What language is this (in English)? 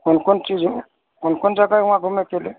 Maithili